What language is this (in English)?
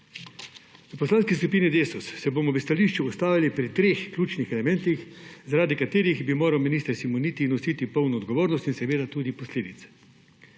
Slovenian